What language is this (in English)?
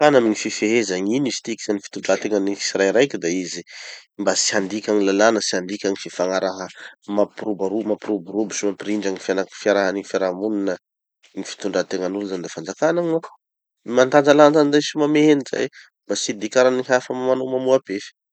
Tanosy Malagasy